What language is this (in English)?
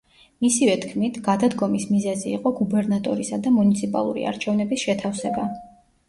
Georgian